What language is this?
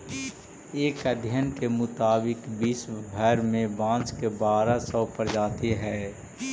Magahi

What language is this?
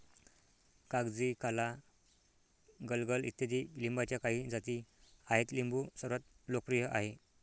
Marathi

